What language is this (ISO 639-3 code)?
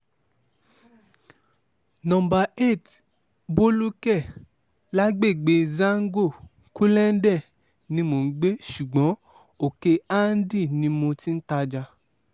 yor